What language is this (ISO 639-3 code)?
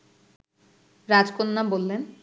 ben